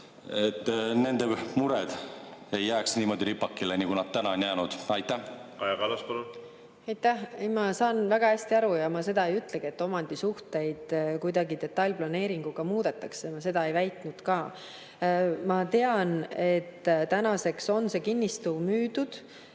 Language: Estonian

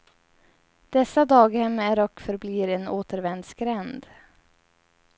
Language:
Swedish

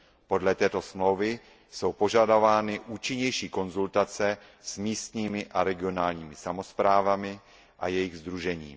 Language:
Czech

